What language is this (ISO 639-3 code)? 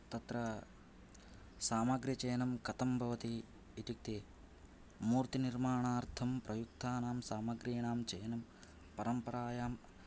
san